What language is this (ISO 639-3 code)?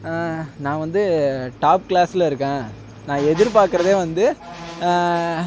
tam